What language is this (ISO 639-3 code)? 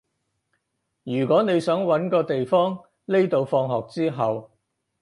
yue